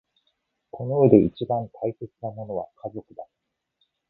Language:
Japanese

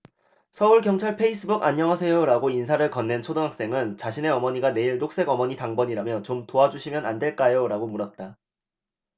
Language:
Korean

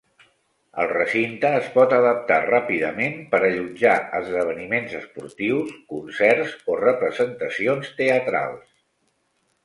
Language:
Catalan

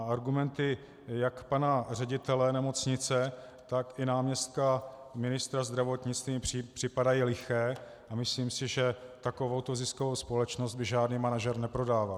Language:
Czech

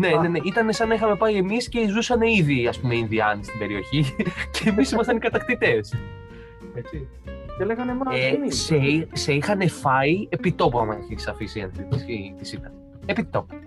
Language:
Greek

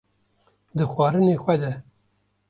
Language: Kurdish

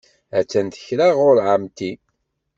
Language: Kabyle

